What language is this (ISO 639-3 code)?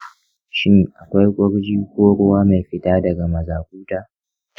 hau